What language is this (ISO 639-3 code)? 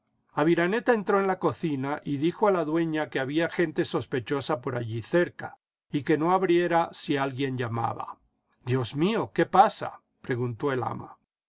spa